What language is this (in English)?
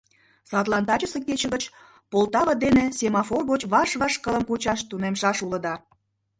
Mari